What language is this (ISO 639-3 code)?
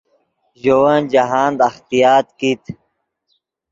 ydg